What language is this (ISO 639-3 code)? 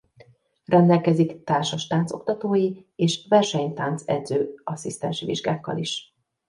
hun